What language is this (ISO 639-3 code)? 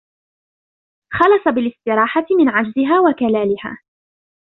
ara